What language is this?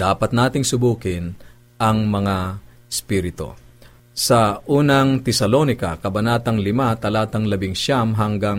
Filipino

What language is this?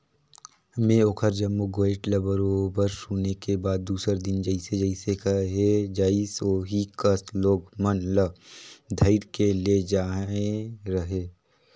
Chhattisgarhi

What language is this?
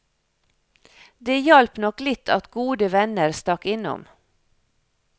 Norwegian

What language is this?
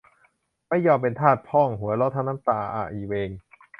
Thai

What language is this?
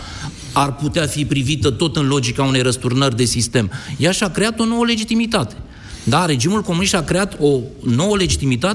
Romanian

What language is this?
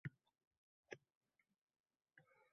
Uzbek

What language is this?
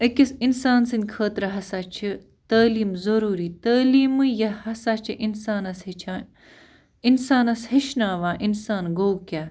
Kashmiri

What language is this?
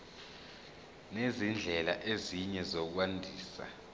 Zulu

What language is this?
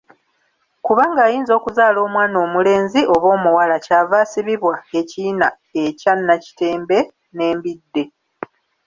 Ganda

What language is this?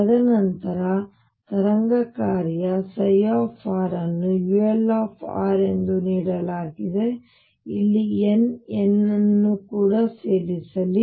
Kannada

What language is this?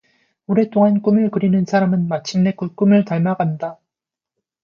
Korean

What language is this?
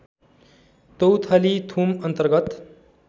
Nepali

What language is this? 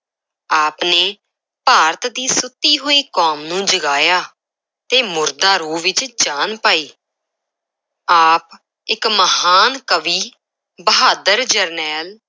Punjabi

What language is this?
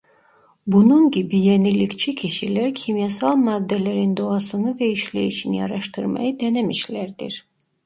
Turkish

